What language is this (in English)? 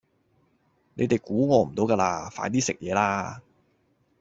Cantonese